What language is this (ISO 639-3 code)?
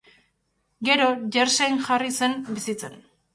eus